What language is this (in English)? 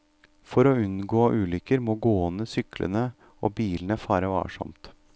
Norwegian